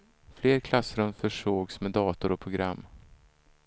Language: Swedish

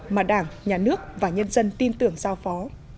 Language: Vietnamese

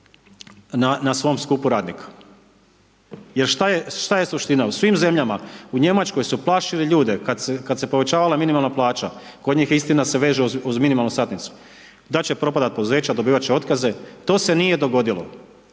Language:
Croatian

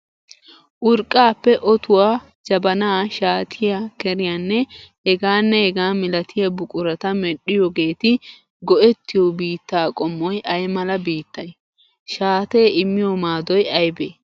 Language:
Wolaytta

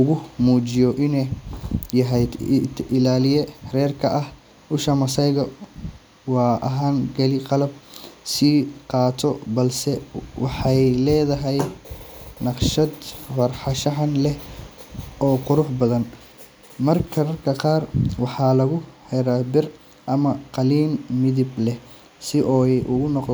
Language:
Somali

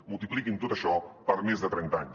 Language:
Catalan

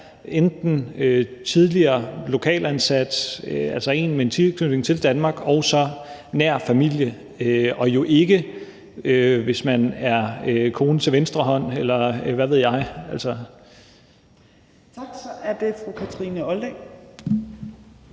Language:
Danish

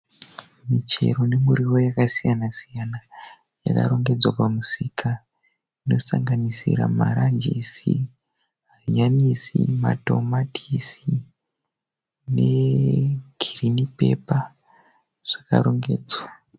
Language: Shona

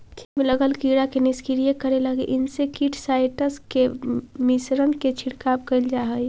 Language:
Magahi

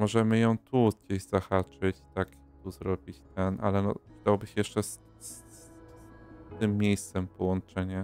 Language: Polish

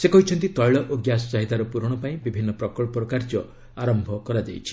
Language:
Odia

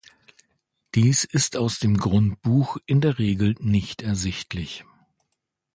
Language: German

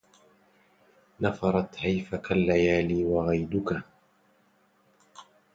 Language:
Arabic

